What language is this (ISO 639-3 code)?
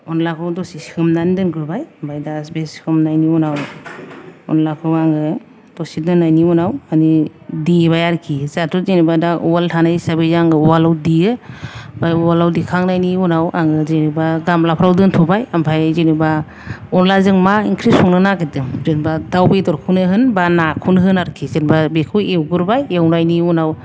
brx